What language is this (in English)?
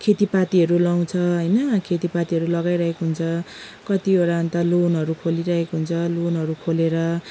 Nepali